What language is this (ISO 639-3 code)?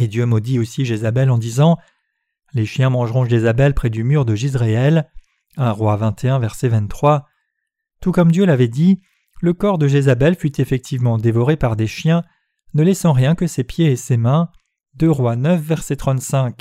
fra